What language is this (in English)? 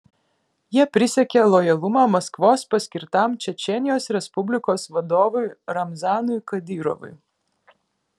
Lithuanian